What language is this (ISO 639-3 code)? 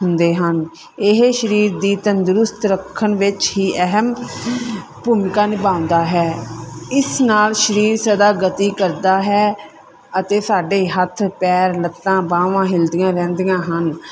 pan